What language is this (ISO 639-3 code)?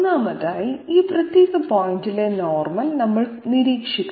mal